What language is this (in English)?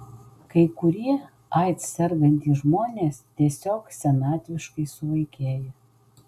Lithuanian